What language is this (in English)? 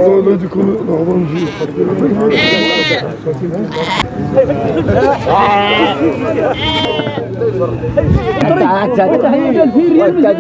Arabic